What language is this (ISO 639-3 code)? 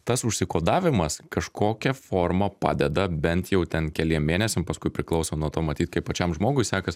lit